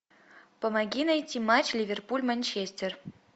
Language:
Russian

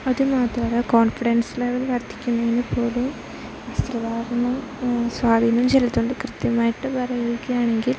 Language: Malayalam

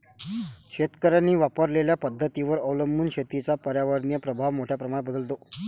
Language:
Marathi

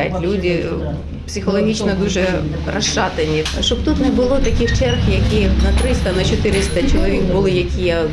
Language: Ukrainian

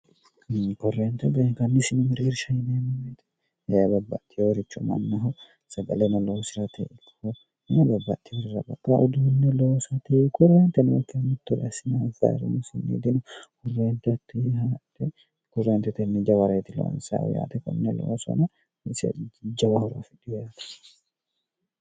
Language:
Sidamo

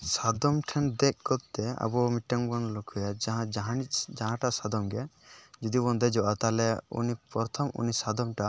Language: Santali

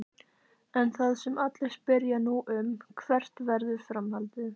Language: Icelandic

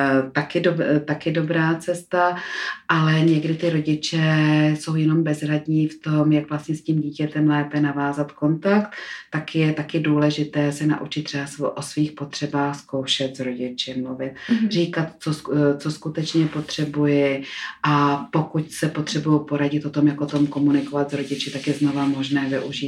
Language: Czech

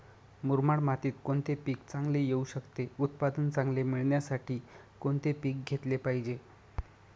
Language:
Marathi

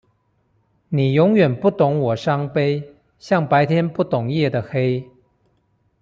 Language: Chinese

